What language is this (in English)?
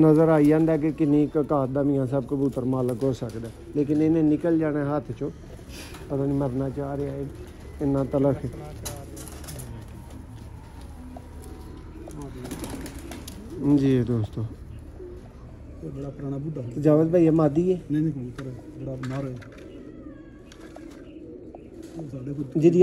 Romanian